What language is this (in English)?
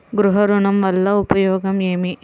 Telugu